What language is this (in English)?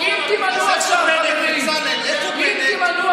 Hebrew